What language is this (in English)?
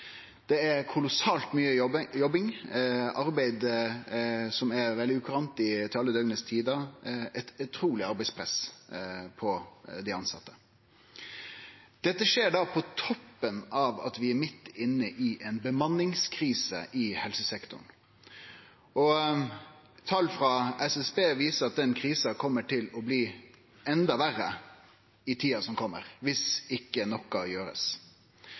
Norwegian Nynorsk